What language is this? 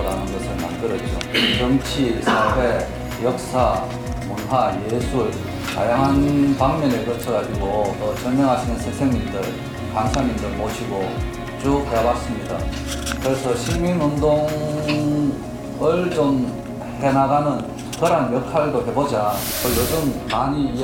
Korean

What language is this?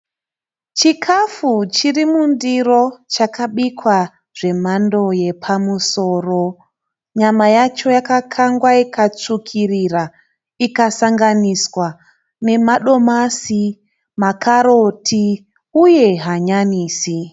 Shona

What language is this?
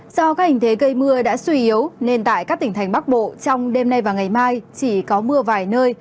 Vietnamese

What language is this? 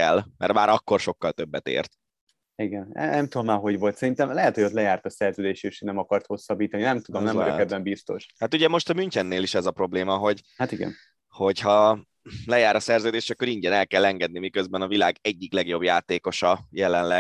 Hungarian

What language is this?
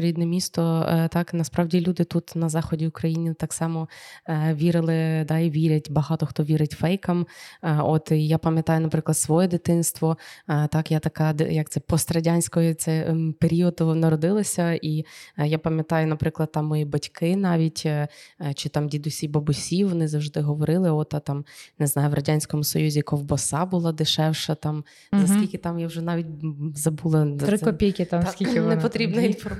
Ukrainian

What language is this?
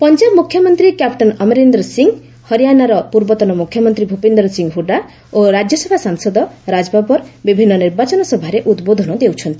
Odia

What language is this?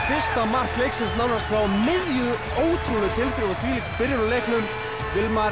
Icelandic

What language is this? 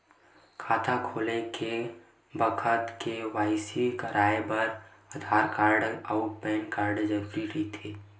Chhattisgarhi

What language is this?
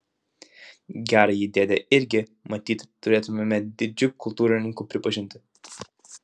Lithuanian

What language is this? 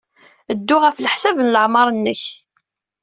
Kabyle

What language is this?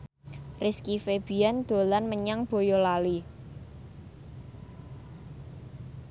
Javanese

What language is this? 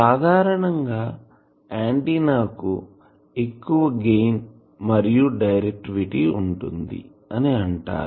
Telugu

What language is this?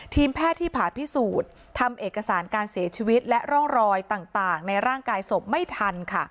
Thai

